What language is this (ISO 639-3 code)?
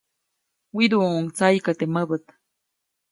zoc